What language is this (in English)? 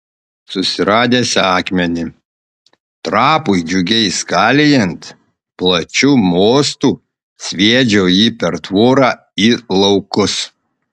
Lithuanian